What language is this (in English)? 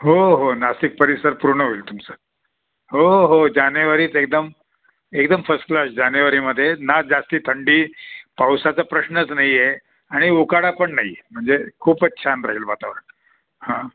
Marathi